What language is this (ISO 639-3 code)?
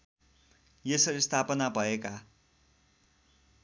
nep